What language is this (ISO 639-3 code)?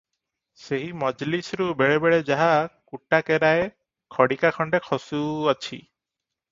ori